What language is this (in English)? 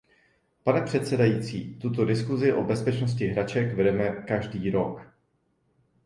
Czech